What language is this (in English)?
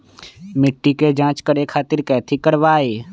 Magahi